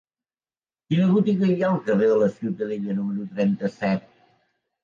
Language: Catalan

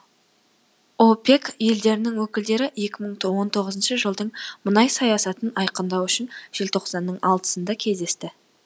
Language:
Kazakh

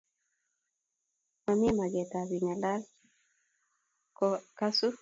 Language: Kalenjin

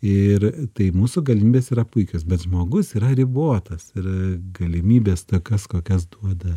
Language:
Lithuanian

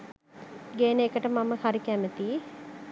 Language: Sinhala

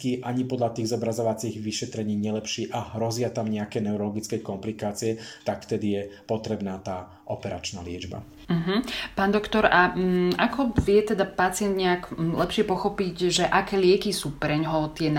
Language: Slovak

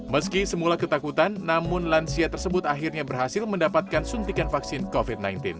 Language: Indonesian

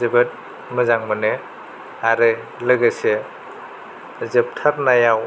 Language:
Bodo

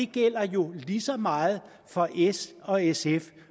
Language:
Danish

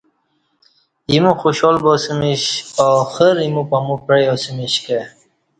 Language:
Kati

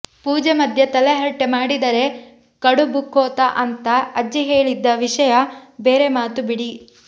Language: Kannada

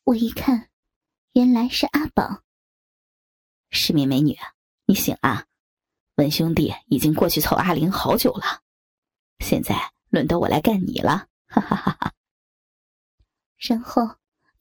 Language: Chinese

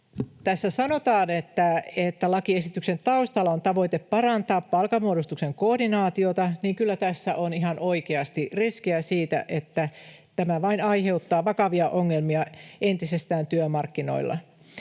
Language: Finnish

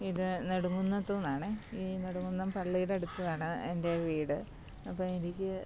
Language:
Malayalam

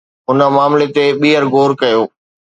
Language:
Sindhi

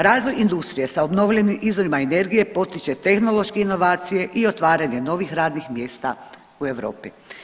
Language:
Croatian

